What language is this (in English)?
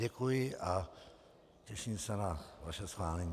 Czech